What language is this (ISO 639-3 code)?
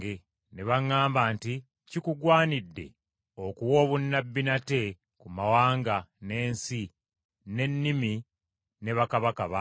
lug